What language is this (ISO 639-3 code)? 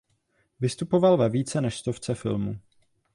ces